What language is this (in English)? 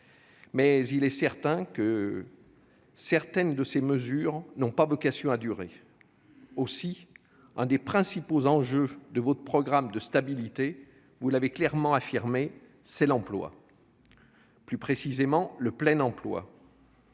French